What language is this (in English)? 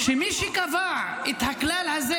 Hebrew